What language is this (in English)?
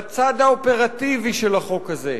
Hebrew